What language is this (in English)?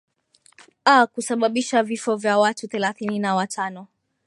Swahili